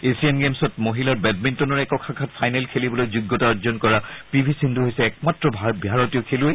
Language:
Assamese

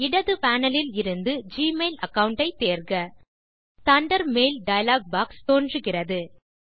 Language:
Tamil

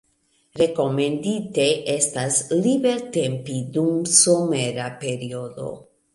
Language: Esperanto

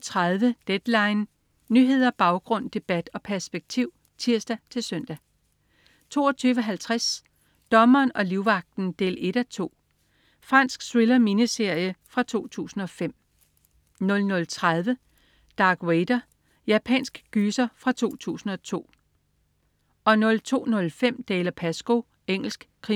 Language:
Danish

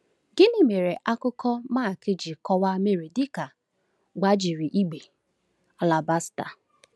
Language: Igbo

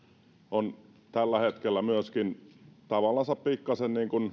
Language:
Finnish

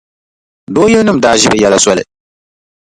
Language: Dagbani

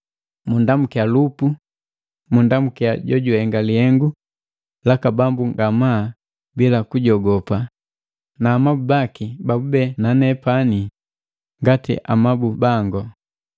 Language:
Matengo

